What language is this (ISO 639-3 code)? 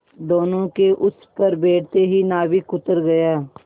hin